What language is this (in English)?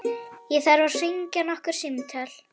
Icelandic